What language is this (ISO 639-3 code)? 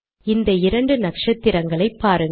tam